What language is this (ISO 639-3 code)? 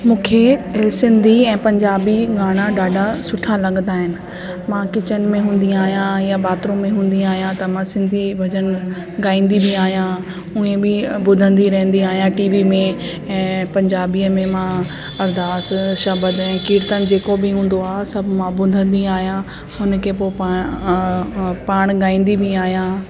snd